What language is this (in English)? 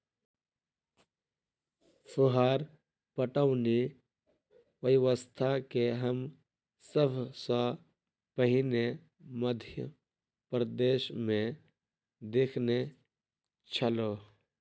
Maithili